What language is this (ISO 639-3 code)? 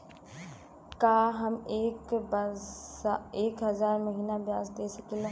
bho